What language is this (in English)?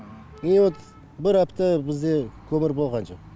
Kazakh